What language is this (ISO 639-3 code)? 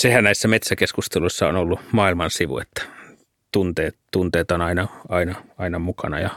fin